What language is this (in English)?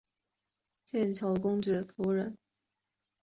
Chinese